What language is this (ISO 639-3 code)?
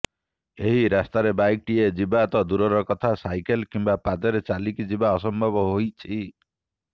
ori